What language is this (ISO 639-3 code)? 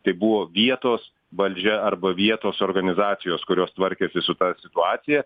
lit